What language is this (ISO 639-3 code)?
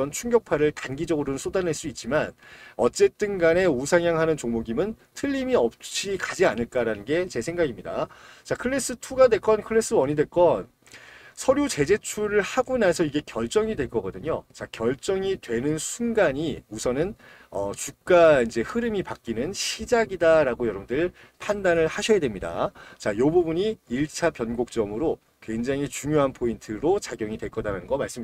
kor